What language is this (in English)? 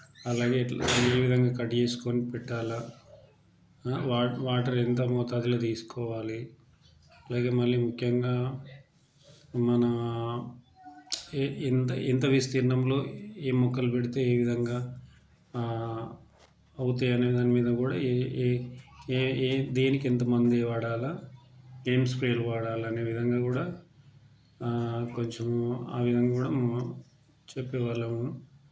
Telugu